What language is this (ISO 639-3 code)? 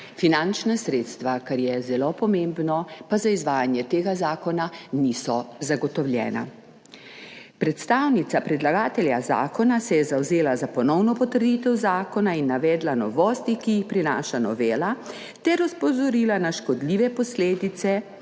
slv